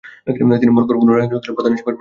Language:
Bangla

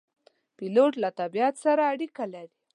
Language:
Pashto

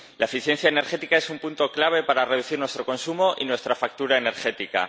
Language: Spanish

